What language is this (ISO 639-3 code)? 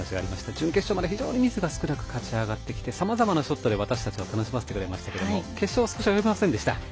jpn